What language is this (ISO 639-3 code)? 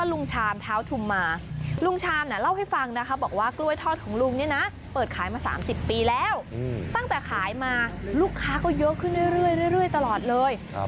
tha